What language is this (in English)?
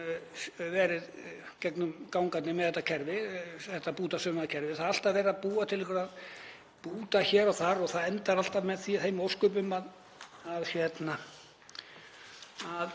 Icelandic